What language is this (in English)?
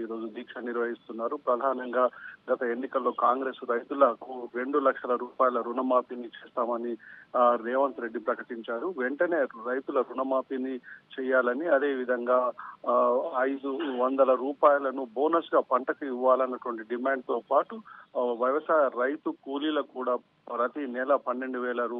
Telugu